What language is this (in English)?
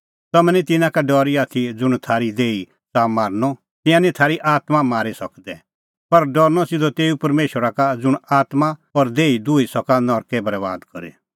Kullu Pahari